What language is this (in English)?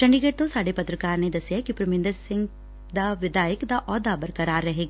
Punjabi